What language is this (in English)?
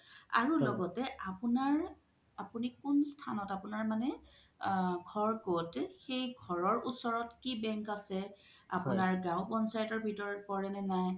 Assamese